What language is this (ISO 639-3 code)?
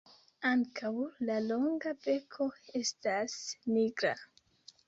epo